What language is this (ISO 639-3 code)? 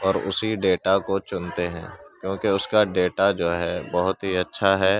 urd